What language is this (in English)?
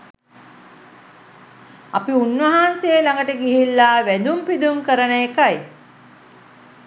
Sinhala